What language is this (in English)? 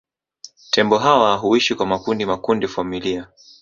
Swahili